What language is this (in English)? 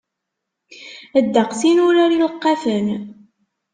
Kabyle